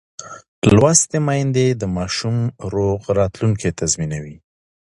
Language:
Pashto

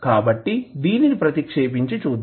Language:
Telugu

